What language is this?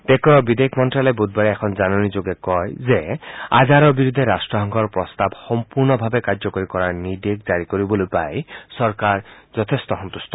Assamese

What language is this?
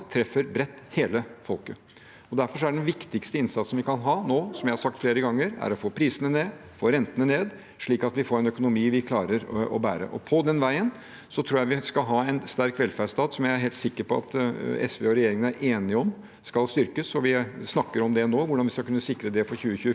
Norwegian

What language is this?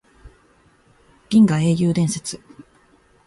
Japanese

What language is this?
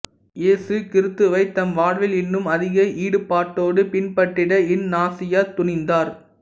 Tamil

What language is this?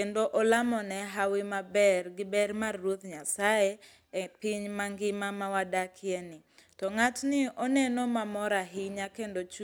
Luo (Kenya and Tanzania)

